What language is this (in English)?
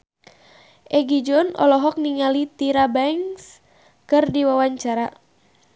Sundanese